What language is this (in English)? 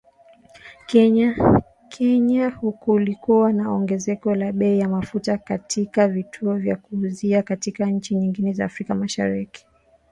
Swahili